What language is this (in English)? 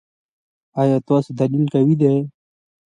Pashto